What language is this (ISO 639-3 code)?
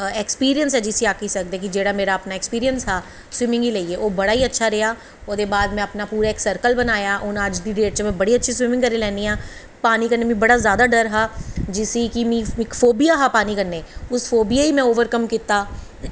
doi